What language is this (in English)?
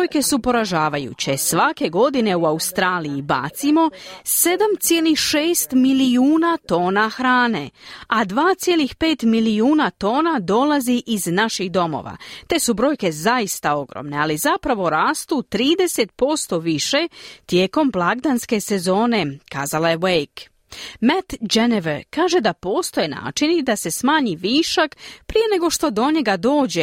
Croatian